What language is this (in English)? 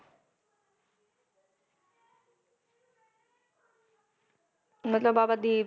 Punjabi